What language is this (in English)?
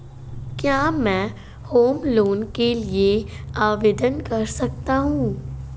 Hindi